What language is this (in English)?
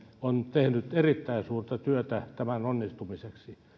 Finnish